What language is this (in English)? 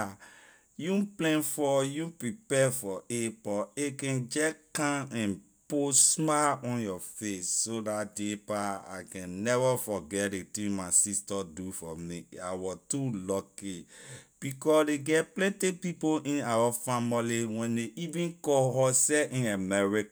Liberian English